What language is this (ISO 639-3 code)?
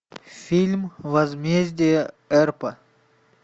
rus